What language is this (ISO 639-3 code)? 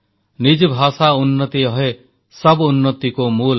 ori